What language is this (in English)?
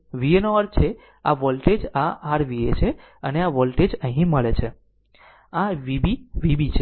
Gujarati